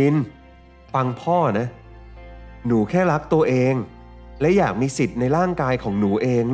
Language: Thai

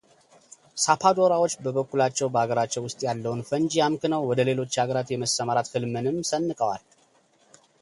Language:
Amharic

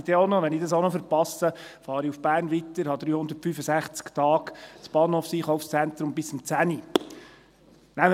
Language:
Swiss German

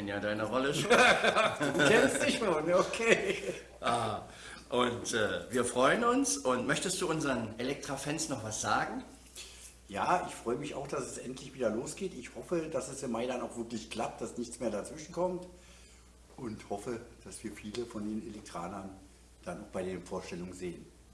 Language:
German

